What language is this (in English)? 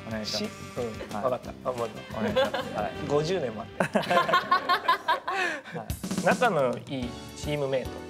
Japanese